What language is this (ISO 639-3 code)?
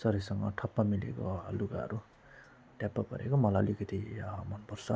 nep